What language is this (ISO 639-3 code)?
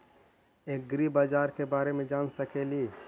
mag